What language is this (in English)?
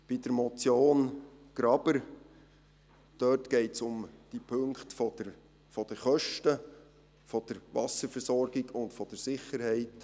Swiss German